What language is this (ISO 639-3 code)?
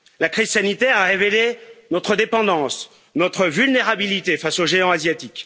fra